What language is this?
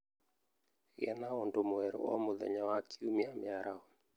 Kikuyu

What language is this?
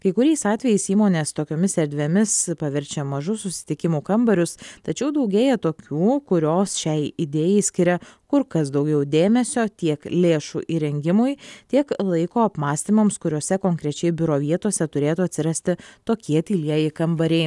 Lithuanian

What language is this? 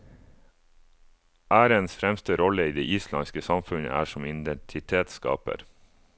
Norwegian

